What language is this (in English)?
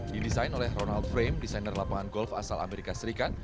Indonesian